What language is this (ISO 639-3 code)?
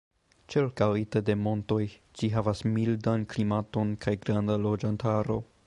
epo